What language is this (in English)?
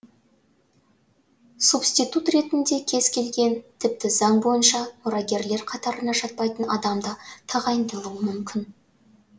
Kazakh